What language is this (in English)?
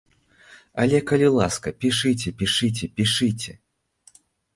Belarusian